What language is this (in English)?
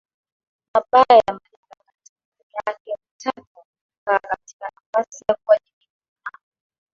Swahili